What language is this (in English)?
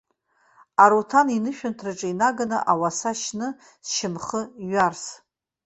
Abkhazian